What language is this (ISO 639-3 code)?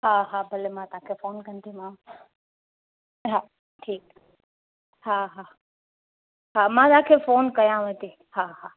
snd